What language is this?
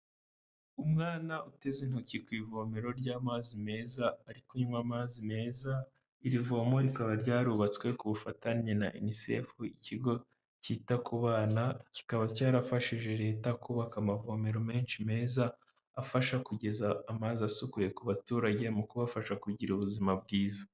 Kinyarwanda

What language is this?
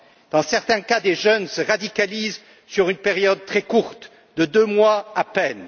French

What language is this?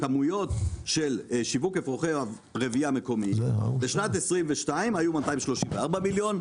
Hebrew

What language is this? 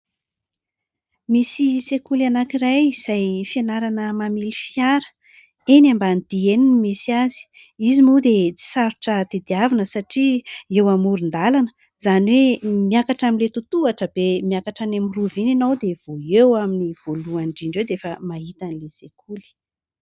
Malagasy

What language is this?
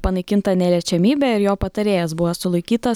Lithuanian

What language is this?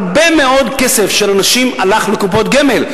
Hebrew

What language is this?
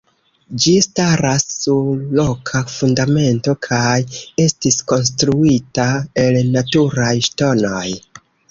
Esperanto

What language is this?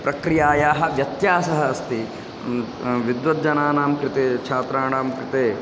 Sanskrit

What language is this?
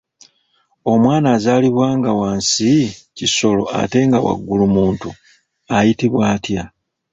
Ganda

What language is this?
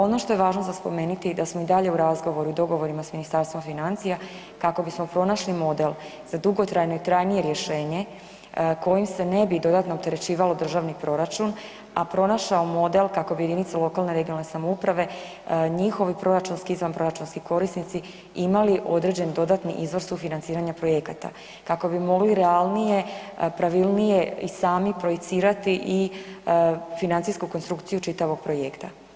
Croatian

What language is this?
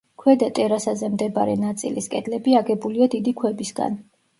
Georgian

